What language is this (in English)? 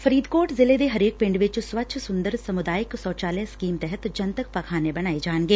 Punjabi